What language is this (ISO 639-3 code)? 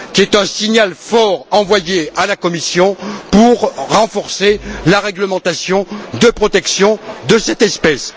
fra